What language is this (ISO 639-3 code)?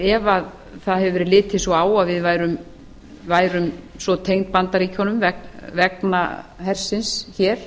isl